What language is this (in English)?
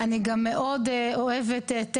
Hebrew